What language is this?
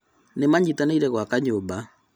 Kikuyu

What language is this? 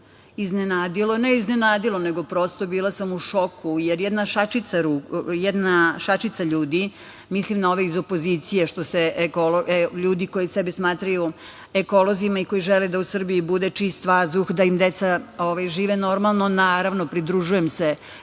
Serbian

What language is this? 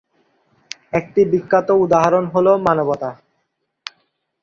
Bangla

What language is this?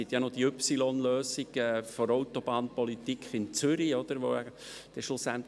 Swiss German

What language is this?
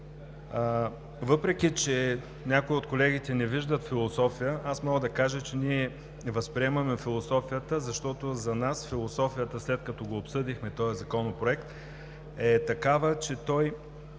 Bulgarian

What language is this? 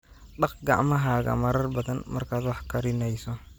Somali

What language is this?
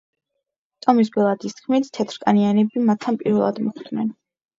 Georgian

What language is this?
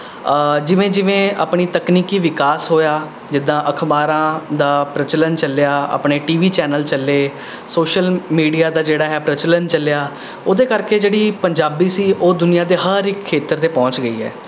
Punjabi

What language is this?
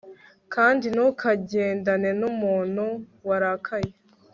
Kinyarwanda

